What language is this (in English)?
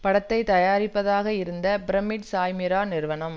Tamil